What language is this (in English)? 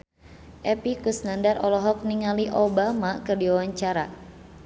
Sundanese